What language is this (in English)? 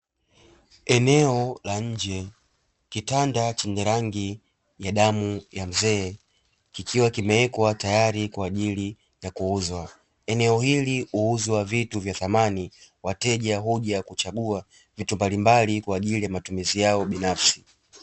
Swahili